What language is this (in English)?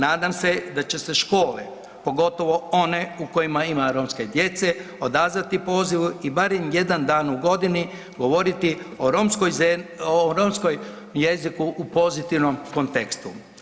Croatian